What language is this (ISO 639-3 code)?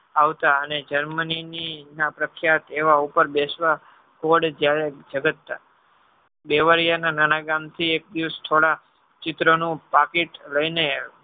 guj